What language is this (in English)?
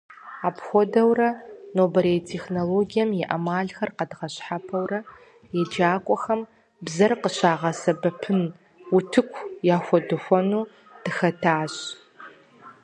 Kabardian